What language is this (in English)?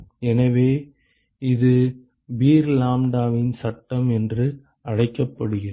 Tamil